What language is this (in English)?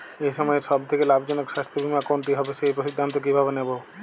Bangla